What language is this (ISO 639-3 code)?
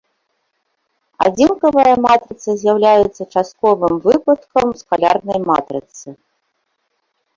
bel